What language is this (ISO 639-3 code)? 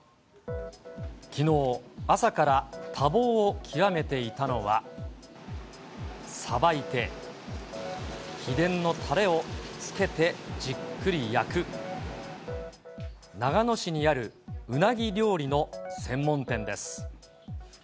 jpn